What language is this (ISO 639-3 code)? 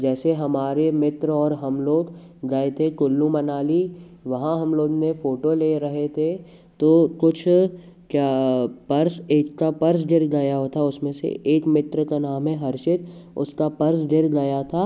hin